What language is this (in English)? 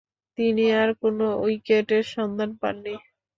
Bangla